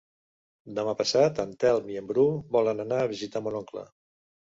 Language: Catalan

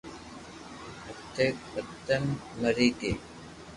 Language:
Loarki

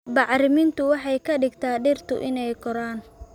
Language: Somali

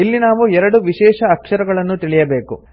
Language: Kannada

